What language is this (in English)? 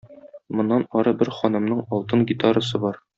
Tatar